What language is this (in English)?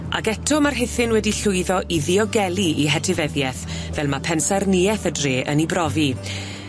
Welsh